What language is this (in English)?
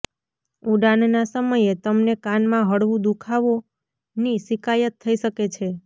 Gujarati